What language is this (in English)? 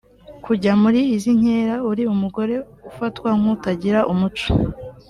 Kinyarwanda